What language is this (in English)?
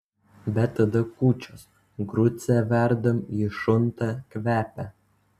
Lithuanian